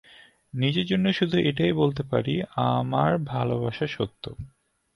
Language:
Bangla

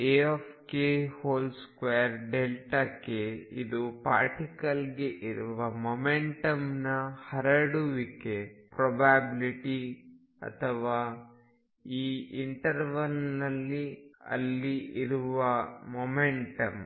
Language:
Kannada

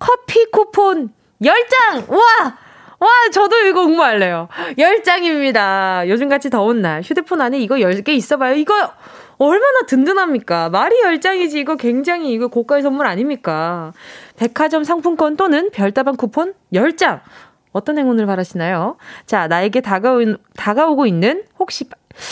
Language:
Korean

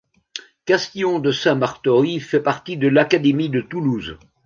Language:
French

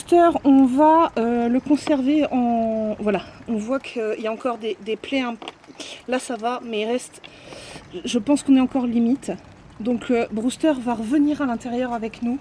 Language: French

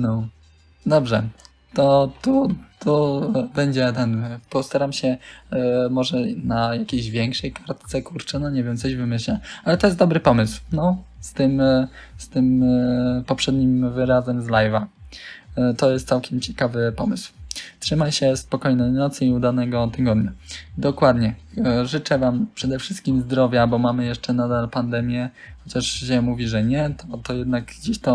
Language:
Polish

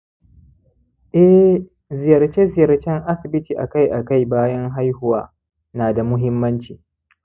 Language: Hausa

